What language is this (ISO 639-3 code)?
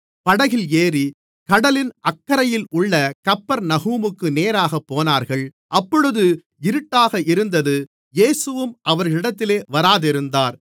tam